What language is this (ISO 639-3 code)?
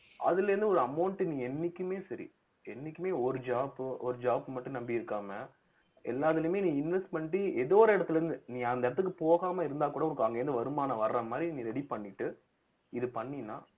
tam